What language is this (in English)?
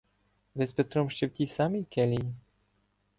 Ukrainian